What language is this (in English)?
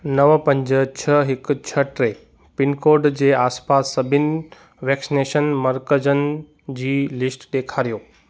Sindhi